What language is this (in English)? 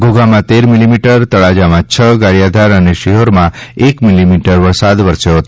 Gujarati